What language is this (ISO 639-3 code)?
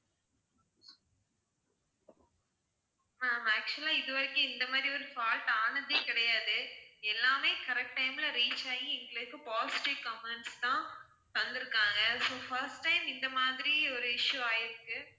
tam